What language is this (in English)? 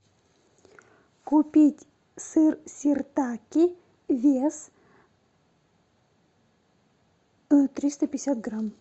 Russian